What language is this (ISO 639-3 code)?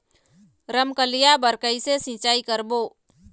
hne